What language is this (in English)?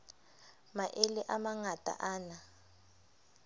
Southern Sotho